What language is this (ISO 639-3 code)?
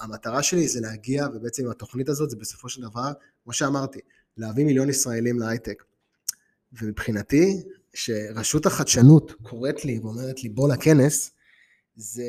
heb